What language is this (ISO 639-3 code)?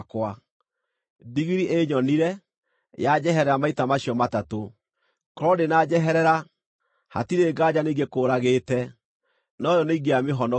kik